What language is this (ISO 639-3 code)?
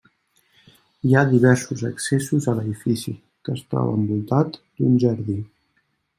cat